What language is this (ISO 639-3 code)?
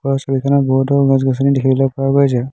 asm